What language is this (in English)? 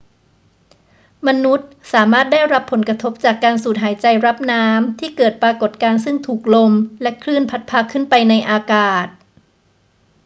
Thai